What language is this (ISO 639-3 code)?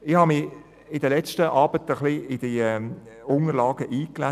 gsw